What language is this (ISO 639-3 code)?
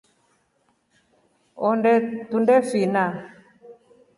rof